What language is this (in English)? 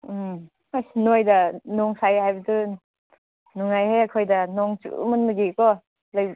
Manipuri